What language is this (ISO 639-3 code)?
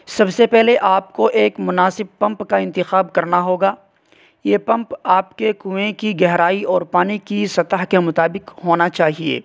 urd